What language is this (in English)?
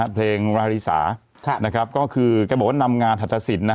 Thai